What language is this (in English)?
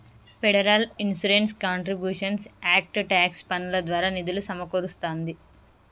Telugu